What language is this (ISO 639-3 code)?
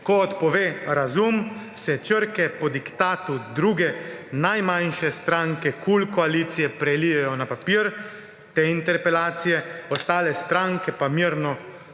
slv